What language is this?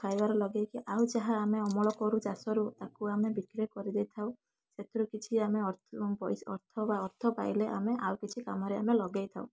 Odia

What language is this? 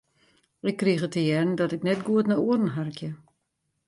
Western Frisian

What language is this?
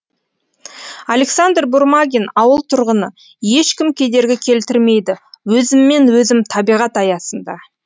Kazakh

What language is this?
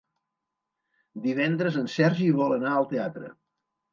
Catalan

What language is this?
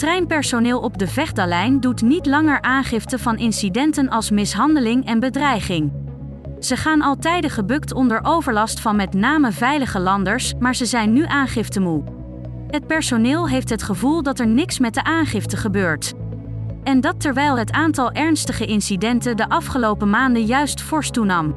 Dutch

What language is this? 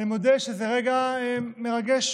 Hebrew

